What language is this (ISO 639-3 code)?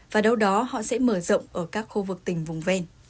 vie